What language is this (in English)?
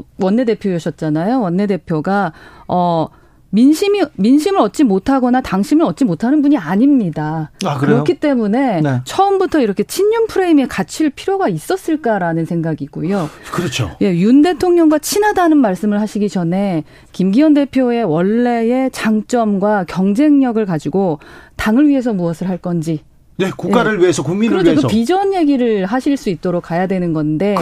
Korean